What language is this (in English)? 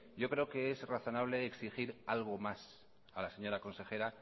Spanish